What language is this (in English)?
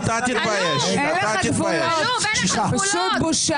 Hebrew